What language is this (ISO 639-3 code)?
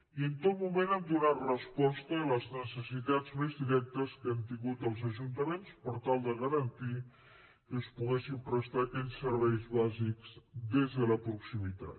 cat